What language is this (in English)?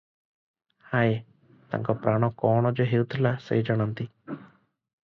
Odia